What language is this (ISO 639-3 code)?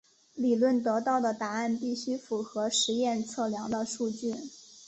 zho